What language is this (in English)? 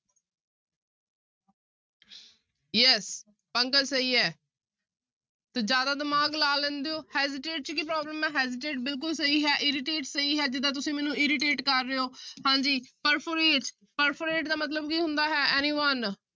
Punjabi